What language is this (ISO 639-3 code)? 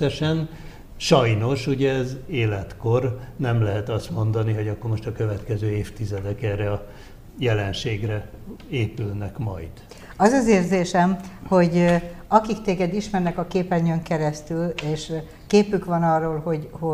hun